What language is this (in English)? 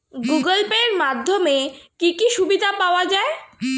Bangla